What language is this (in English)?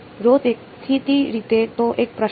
Gujarati